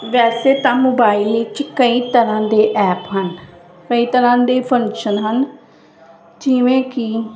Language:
Punjabi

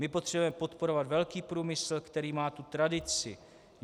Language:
Czech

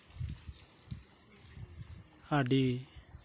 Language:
Santali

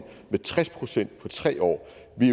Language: Danish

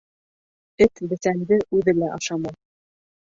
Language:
Bashkir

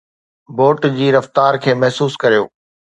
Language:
Sindhi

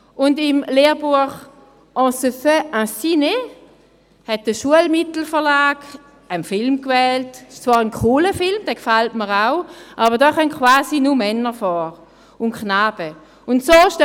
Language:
Swiss German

